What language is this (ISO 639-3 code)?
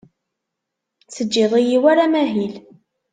kab